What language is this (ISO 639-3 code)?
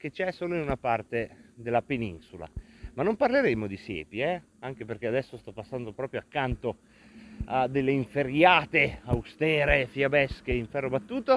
ita